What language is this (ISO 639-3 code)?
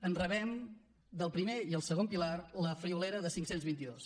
cat